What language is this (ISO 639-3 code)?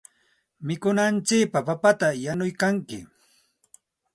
qxt